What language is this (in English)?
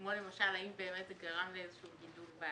Hebrew